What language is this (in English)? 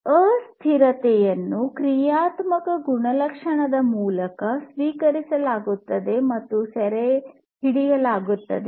Kannada